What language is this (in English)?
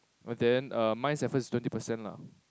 English